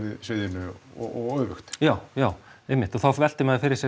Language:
Icelandic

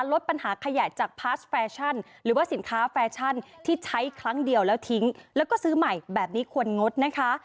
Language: Thai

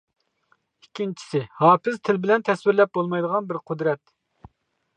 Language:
Uyghur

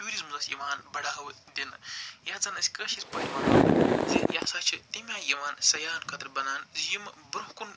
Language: Kashmiri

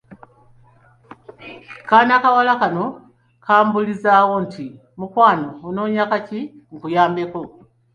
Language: Ganda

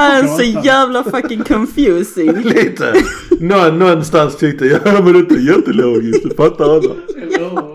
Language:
Swedish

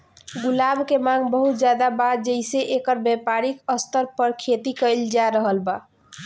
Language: Bhojpuri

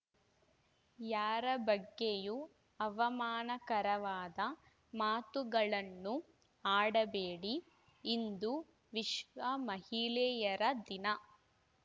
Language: Kannada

